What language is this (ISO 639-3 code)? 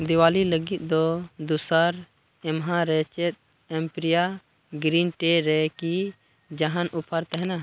sat